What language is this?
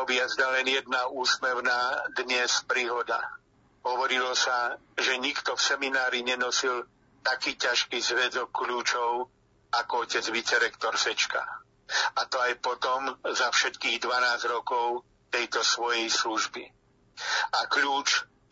Slovak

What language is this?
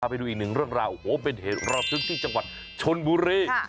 Thai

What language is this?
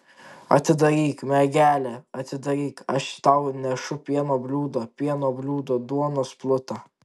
Lithuanian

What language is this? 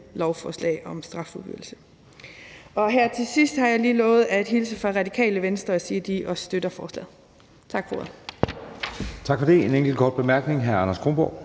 Danish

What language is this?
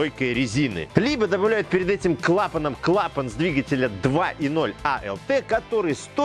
Russian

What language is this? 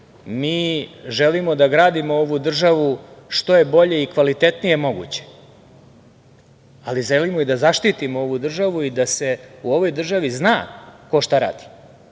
Serbian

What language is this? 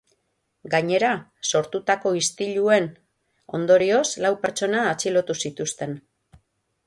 Basque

